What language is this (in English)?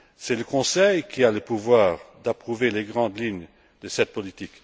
French